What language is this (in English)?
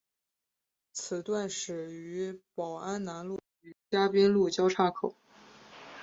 Chinese